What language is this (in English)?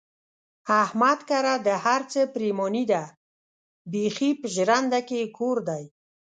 Pashto